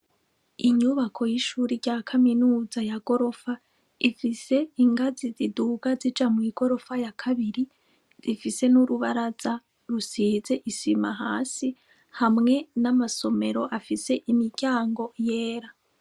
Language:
Rundi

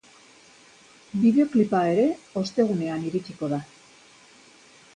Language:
Basque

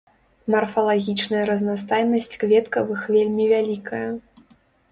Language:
Belarusian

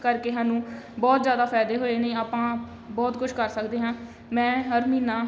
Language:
Punjabi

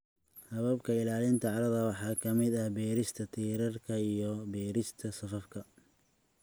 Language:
Somali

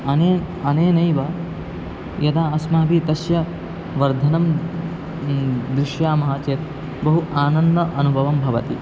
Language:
Sanskrit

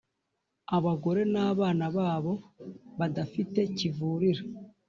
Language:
Kinyarwanda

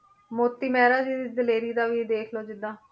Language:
Punjabi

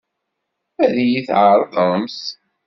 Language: Kabyle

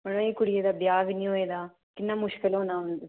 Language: Dogri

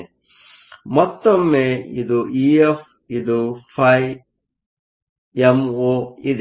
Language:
Kannada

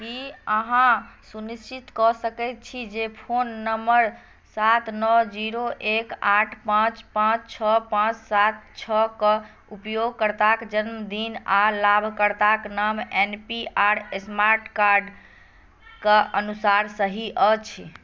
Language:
Maithili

